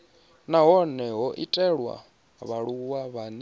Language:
Venda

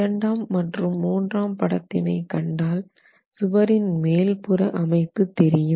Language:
Tamil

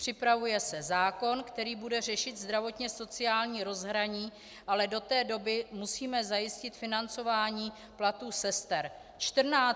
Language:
Czech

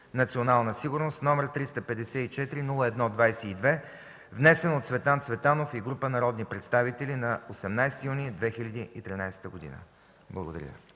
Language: Bulgarian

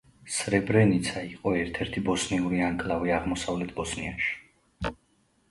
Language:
Georgian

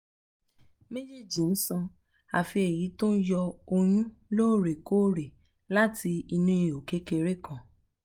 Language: Yoruba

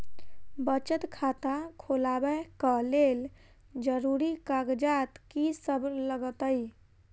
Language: Maithili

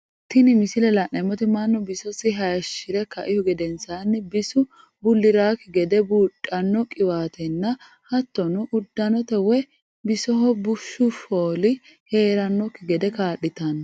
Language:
Sidamo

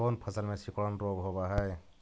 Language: Magahi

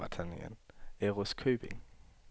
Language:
Danish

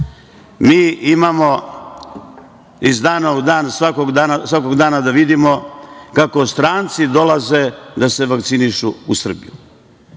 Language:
Serbian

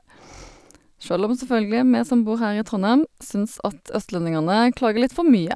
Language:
Norwegian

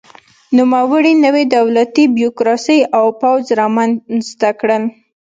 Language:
Pashto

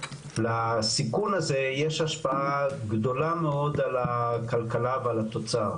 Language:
Hebrew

